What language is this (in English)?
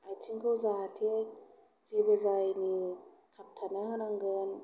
Bodo